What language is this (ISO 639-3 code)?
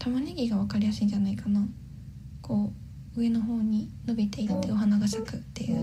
jpn